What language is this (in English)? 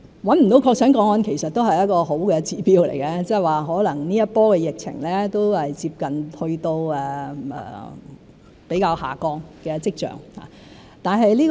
Cantonese